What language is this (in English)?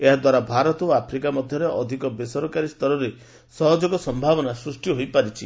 Odia